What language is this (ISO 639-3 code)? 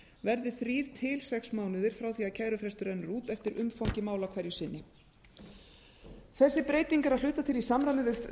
isl